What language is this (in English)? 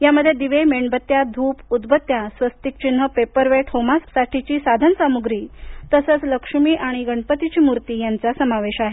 Marathi